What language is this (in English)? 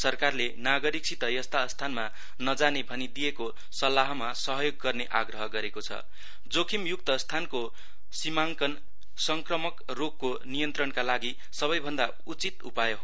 Nepali